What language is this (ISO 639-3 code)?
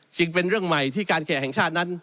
tha